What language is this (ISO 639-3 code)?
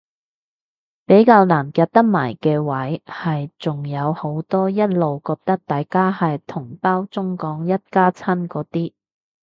yue